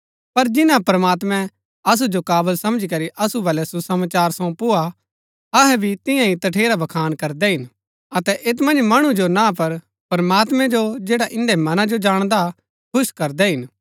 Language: Gaddi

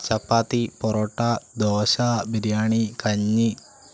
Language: Malayalam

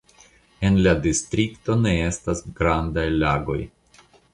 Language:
Esperanto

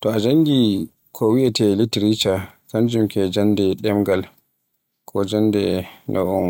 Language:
Borgu Fulfulde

